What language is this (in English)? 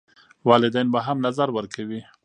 Pashto